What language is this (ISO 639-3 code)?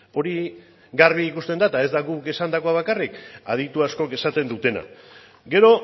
eus